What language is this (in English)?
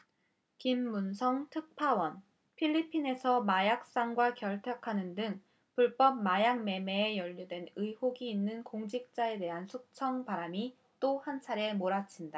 Korean